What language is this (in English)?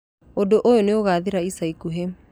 Kikuyu